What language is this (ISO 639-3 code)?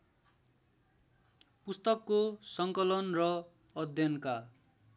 nep